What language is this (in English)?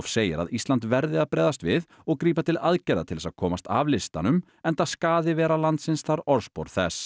Icelandic